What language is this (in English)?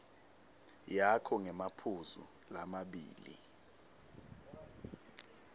Swati